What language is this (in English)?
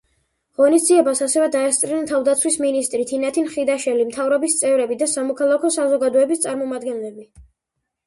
Georgian